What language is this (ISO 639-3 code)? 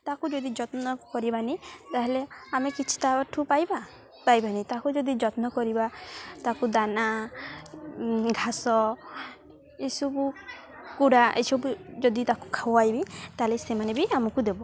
ori